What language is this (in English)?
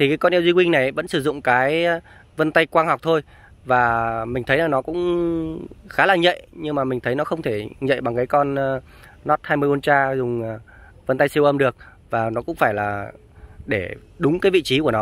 Vietnamese